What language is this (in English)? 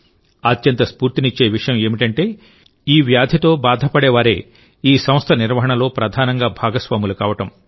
Telugu